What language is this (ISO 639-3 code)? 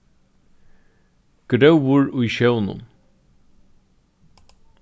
fao